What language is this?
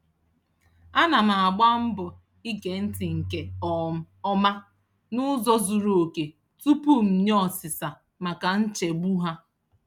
Igbo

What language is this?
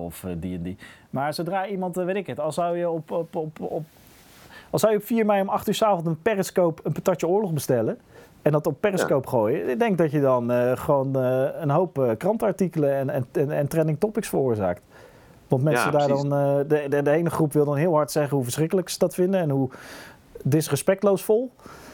Dutch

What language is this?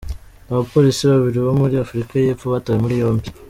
Kinyarwanda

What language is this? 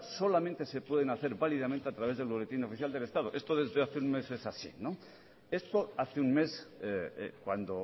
Spanish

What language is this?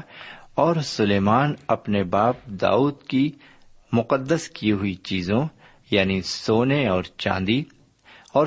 Urdu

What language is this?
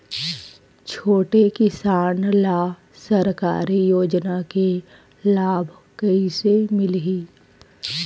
Chhattisgarhi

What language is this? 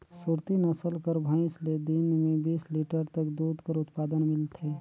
Chhattisgarhi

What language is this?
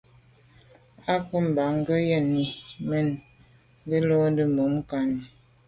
Medumba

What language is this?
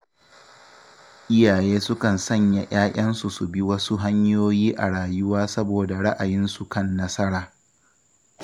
Hausa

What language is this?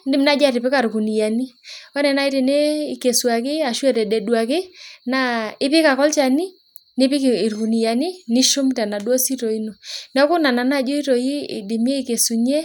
Masai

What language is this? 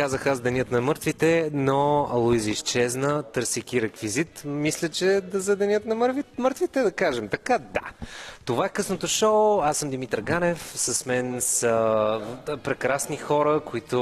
Bulgarian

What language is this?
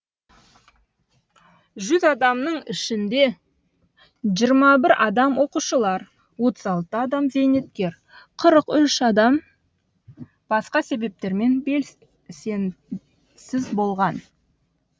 Kazakh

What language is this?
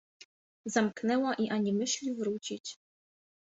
Polish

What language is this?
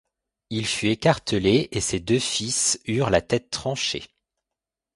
French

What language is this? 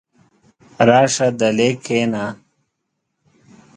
Pashto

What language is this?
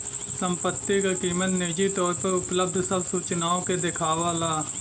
Bhojpuri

